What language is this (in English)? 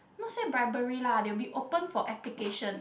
English